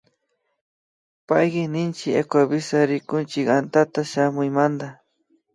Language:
Imbabura Highland Quichua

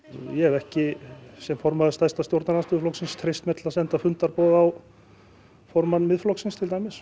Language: Icelandic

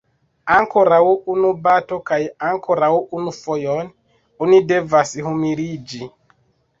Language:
Esperanto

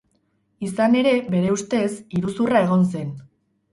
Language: Basque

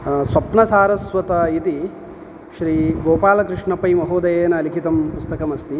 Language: Sanskrit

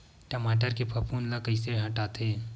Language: Chhattisgarhi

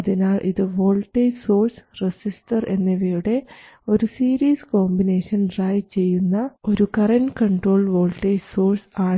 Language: Malayalam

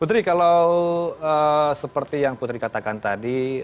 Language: Indonesian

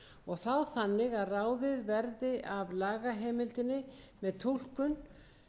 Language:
Icelandic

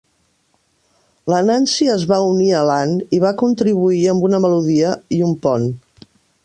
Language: Catalan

